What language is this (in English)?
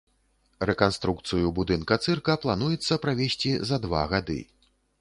Belarusian